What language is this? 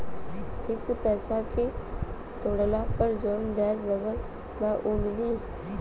Bhojpuri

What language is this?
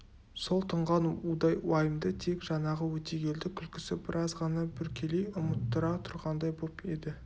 Kazakh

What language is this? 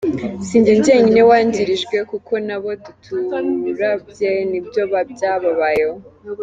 Kinyarwanda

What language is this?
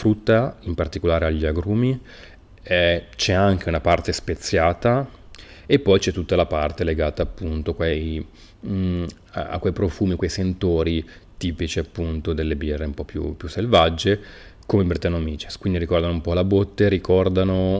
Italian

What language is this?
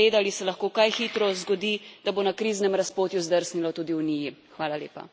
Slovenian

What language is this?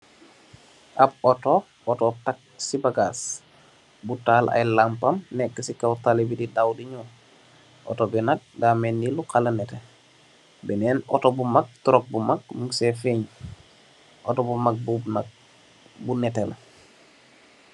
Wolof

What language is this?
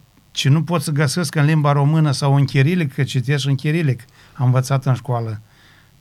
Romanian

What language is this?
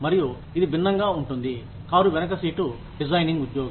Telugu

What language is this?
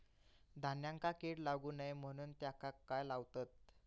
Marathi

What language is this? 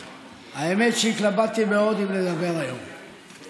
Hebrew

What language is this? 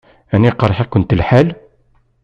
Kabyle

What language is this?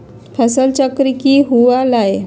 Magahi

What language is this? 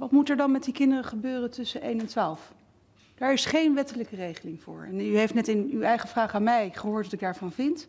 Dutch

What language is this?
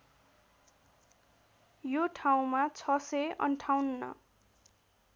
Nepali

